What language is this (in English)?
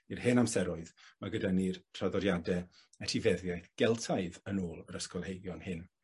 Welsh